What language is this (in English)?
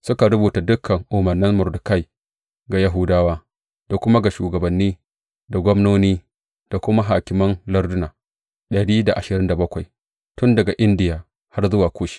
Hausa